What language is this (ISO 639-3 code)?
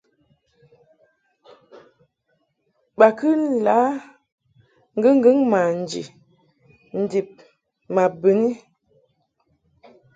mhk